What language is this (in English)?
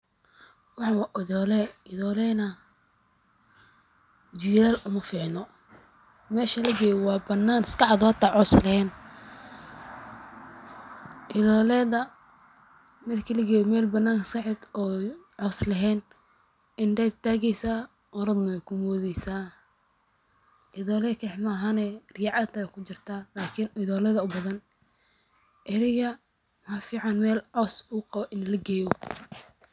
Somali